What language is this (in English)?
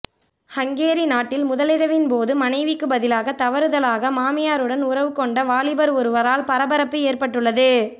Tamil